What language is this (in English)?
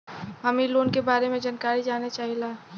Bhojpuri